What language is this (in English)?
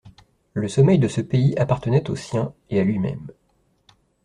French